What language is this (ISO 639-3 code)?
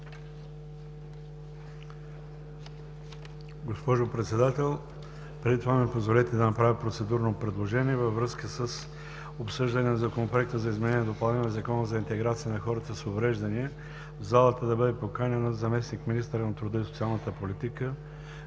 bul